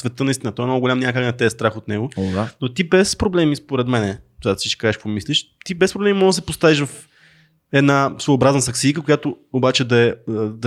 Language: Bulgarian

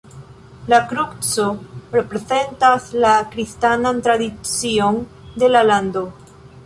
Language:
Esperanto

